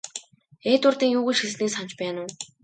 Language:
Mongolian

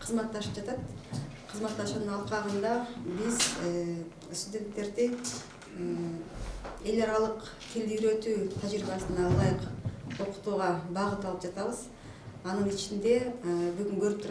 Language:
Turkish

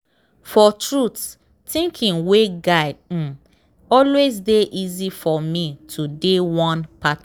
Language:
Nigerian Pidgin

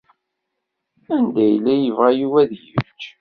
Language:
Kabyle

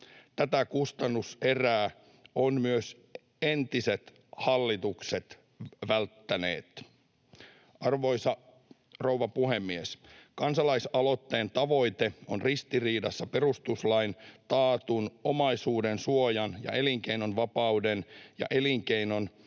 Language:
Finnish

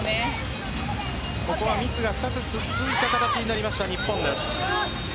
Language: Japanese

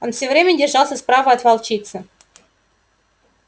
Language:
Russian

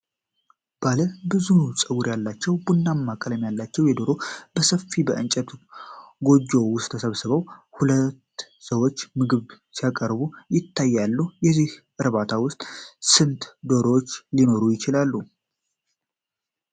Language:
Amharic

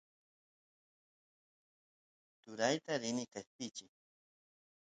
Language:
Santiago del Estero Quichua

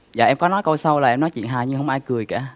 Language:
Vietnamese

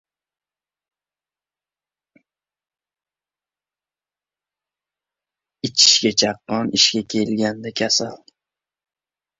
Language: Uzbek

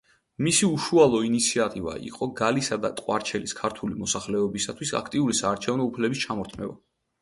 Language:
Georgian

